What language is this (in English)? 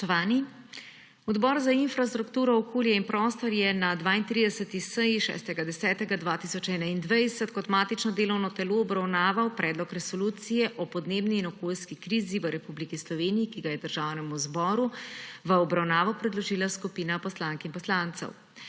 Slovenian